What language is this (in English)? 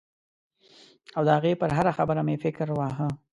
Pashto